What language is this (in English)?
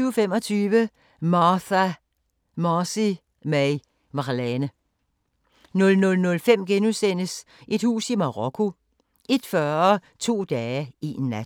Danish